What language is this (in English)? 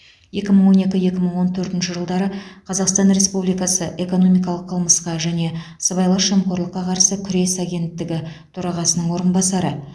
Kazakh